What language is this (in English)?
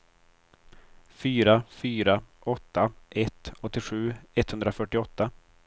Swedish